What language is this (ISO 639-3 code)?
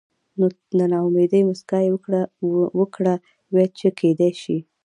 pus